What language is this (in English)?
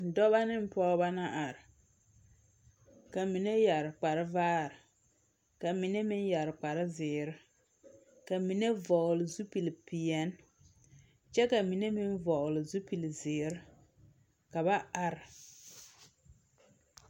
Southern Dagaare